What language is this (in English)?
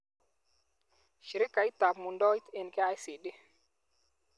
Kalenjin